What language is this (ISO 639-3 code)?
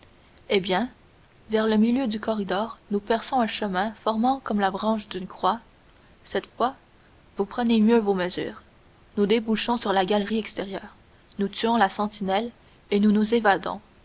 fra